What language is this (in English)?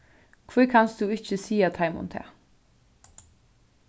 Faroese